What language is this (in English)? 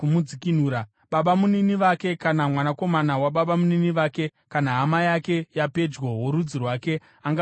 Shona